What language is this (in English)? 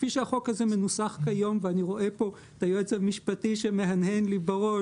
Hebrew